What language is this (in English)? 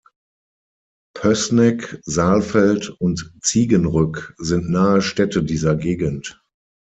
German